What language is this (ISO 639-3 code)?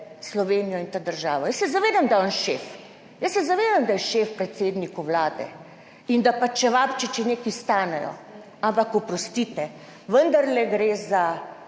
slv